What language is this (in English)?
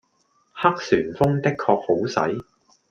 Cantonese